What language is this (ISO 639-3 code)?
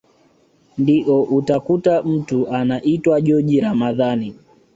swa